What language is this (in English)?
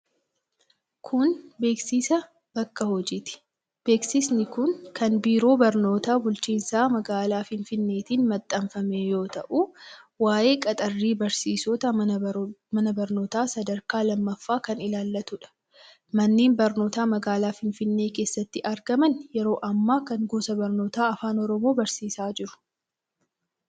Oromo